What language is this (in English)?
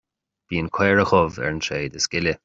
Irish